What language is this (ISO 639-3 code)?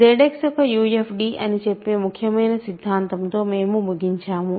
tel